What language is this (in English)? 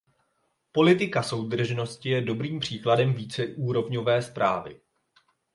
Czech